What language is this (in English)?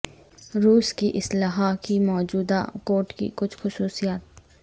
Urdu